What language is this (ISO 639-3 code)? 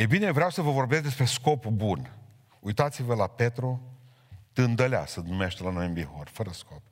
ron